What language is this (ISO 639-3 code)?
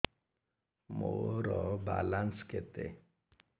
ori